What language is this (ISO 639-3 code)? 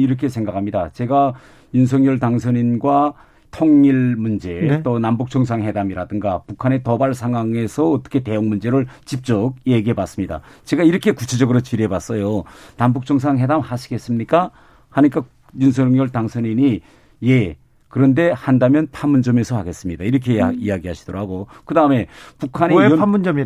kor